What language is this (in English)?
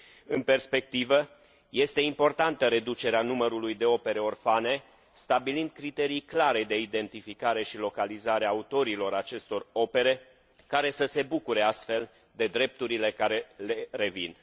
Romanian